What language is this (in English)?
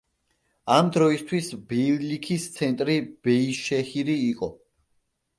Georgian